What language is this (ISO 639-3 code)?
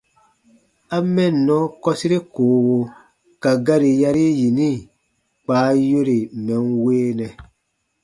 bba